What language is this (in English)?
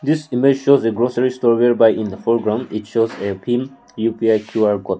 English